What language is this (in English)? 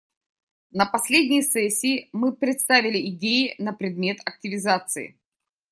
Russian